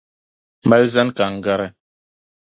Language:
Dagbani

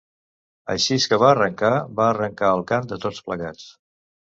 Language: Catalan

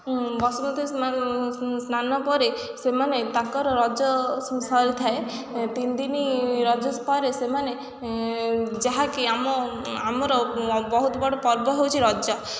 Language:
Odia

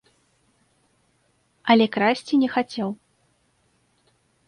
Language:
Belarusian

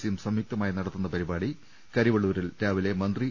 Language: Malayalam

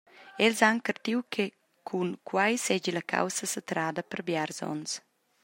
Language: Romansh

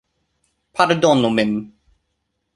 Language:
Esperanto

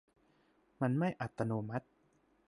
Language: Thai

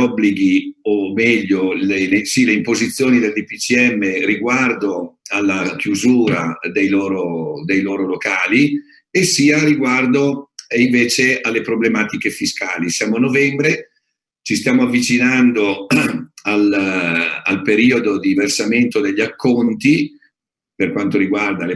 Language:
Italian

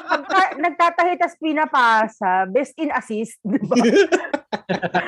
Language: Filipino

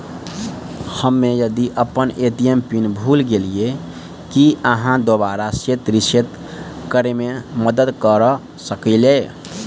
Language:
Maithili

